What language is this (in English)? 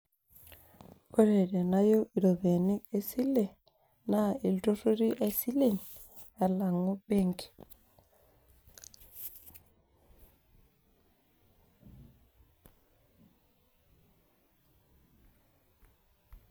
Masai